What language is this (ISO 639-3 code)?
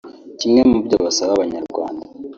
kin